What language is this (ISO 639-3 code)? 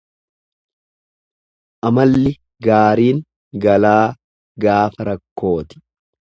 orm